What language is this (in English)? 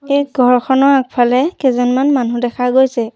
Assamese